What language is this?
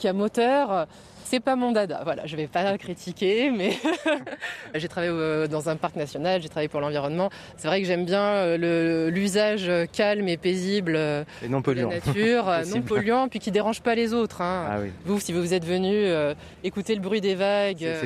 French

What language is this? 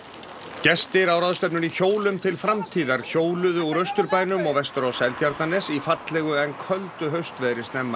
Icelandic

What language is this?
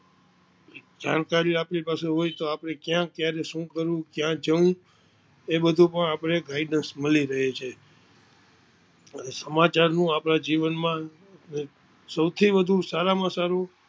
Gujarati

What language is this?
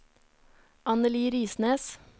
Norwegian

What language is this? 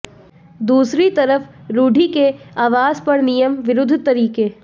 Hindi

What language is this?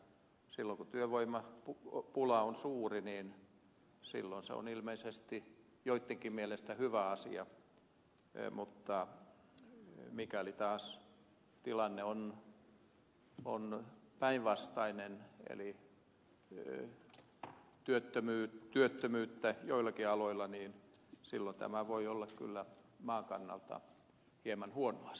Finnish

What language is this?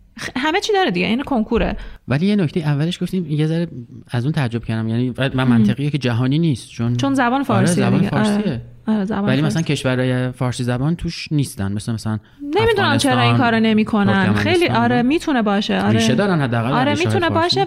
Persian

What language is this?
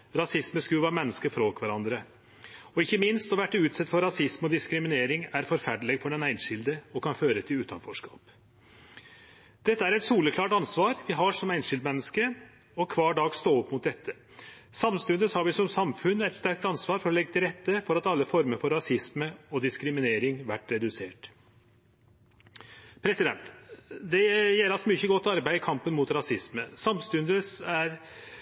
Norwegian Nynorsk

